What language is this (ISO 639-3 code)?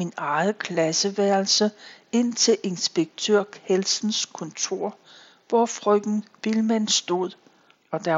dan